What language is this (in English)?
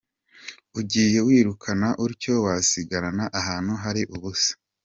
Kinyarwanda